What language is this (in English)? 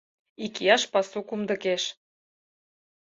Mari